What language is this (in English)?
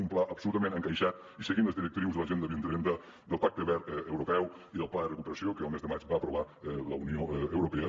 Catalan